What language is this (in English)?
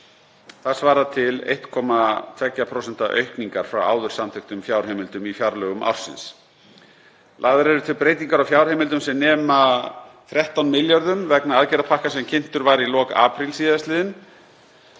Icelandic